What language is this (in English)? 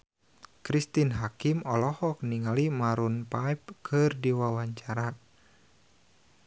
Sundanese